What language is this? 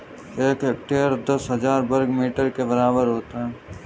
Hindi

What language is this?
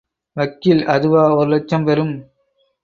Tamil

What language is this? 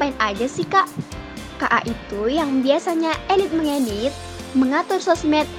Indonesian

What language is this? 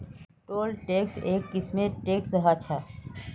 Magahi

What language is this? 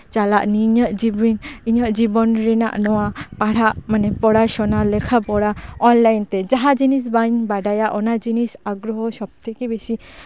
Santali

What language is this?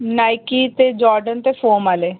Dogri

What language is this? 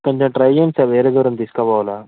Telugu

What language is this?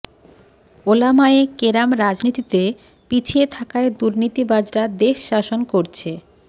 Bangla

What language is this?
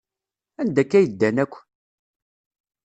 Kabyle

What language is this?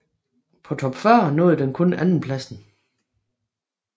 Danish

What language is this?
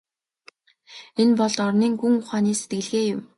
Mongolian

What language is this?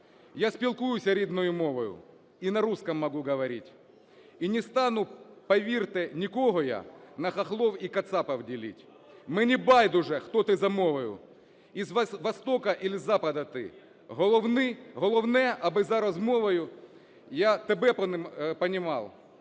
Ukrainian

